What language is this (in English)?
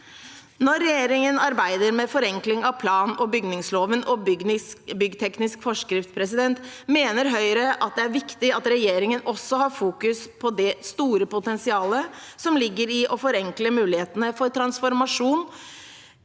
Norwegian